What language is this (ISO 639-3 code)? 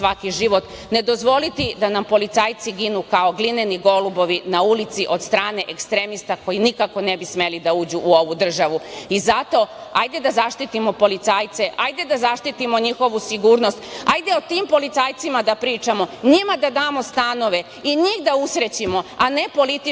srp